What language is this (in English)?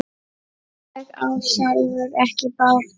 Icelandic